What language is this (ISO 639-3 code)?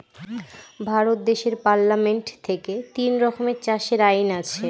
ben